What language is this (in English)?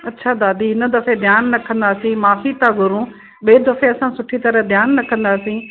Sindhi